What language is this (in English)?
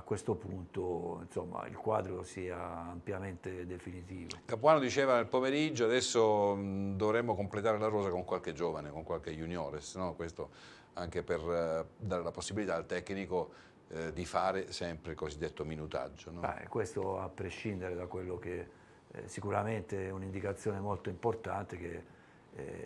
Italian